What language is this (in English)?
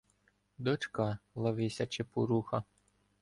Ukrainian